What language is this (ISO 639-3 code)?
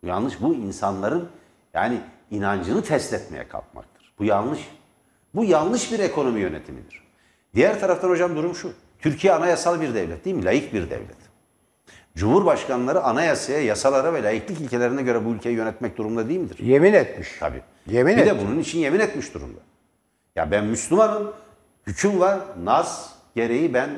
tur